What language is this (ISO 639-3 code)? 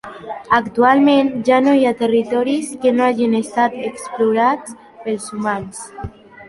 cat